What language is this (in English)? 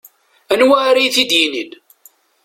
Kabyle